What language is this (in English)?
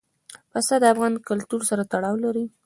Pashto